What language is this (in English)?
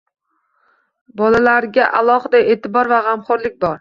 Uzbek